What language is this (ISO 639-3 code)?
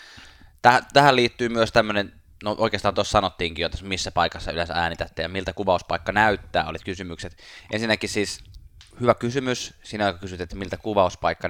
fin